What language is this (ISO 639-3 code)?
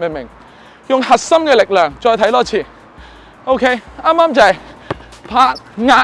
zho